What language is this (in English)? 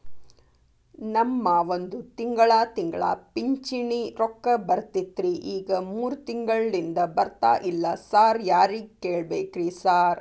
Kannada